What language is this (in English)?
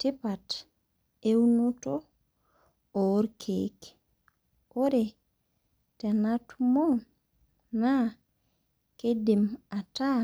Masai